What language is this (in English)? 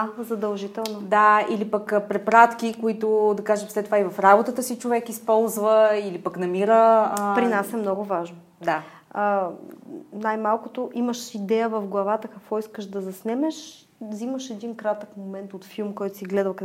Bulgarian